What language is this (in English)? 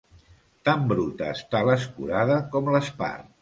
Catalan